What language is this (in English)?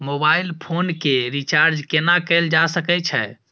Maithili